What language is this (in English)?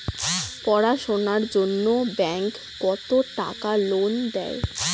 Bangla